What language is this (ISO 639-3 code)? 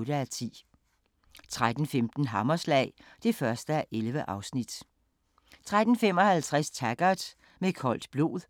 dan